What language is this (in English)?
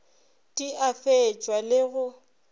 Northern Sotho